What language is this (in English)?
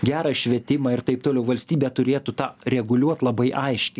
Lithuanian